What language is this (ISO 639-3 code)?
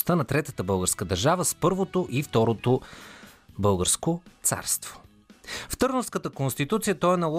bul